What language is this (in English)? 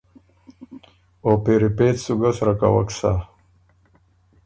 Ormuri